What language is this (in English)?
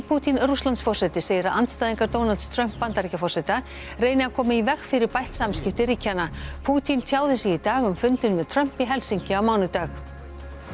Icelandic